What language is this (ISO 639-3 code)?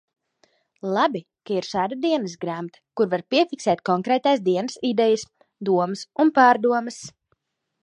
lav